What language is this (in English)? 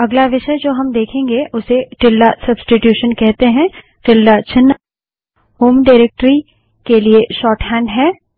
Hindi